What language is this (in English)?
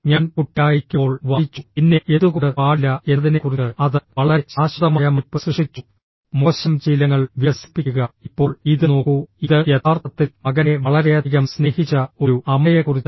Malayalam